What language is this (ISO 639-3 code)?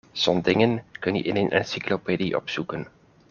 nld